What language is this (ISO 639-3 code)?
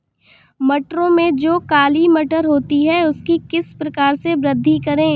hin